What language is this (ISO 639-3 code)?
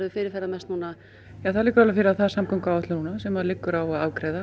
isl